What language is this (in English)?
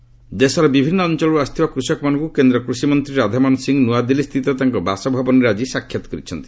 Odia